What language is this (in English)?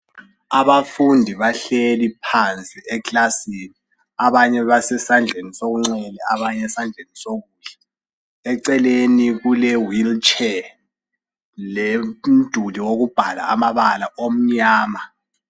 North Ndebele